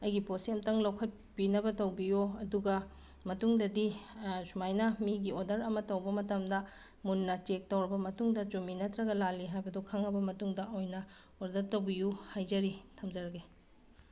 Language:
Manipuri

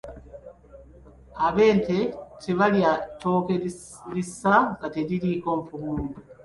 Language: Ganda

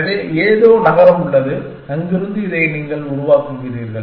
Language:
Tamil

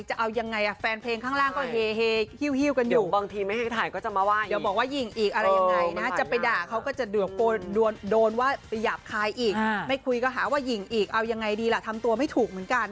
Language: Thai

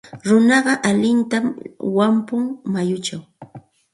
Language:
Santa Ana de Tusi Pasco Quechua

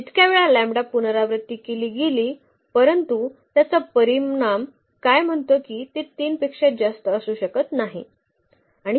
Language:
Marathi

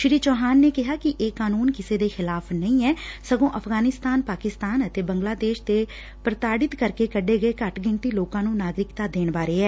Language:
Punjabi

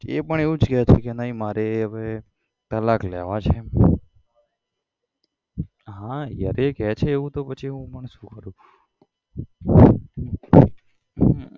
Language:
Gujarati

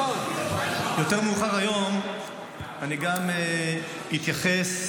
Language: Hebrew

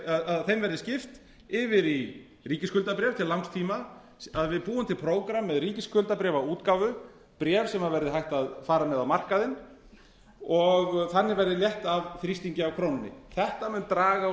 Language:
Icelandic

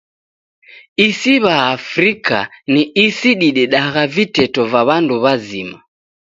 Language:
Taita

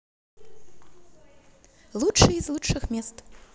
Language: Russian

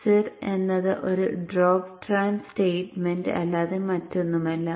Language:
Malayalam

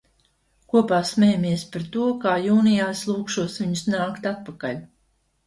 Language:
Latvian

